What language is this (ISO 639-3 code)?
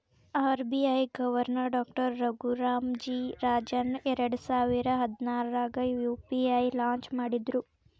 kan